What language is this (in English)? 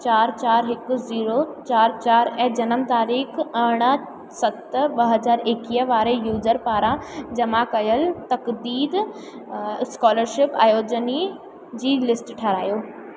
Sindhi